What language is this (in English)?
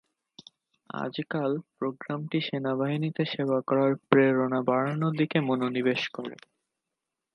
Bangla